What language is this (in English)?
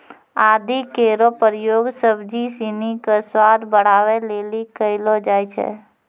Maithili